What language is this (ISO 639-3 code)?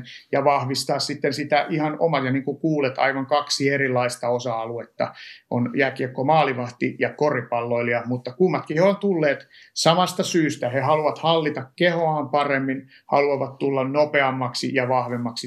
fin